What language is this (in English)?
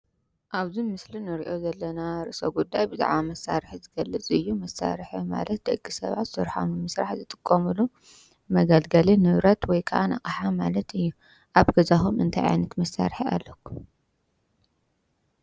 Tigrinya